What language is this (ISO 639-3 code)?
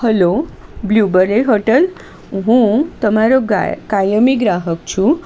guj